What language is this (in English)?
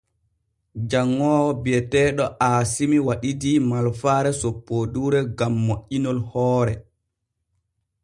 Borgu Fulfulde